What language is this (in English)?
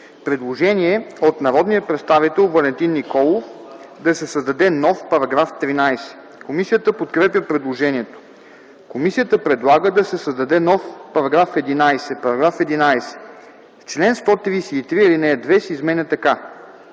Bulgarian